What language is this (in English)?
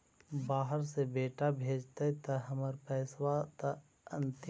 Magahi